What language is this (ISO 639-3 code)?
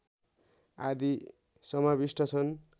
nep